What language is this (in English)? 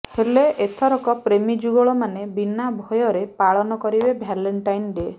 Odia